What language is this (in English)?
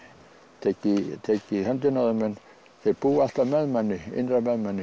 Icelandic